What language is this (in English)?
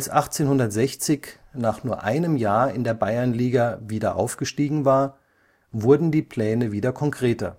German